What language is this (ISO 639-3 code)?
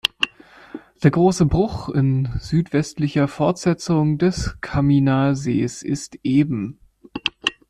deu